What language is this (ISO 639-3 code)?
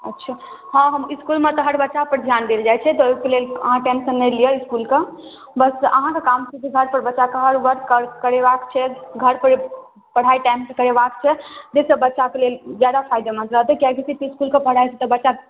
mai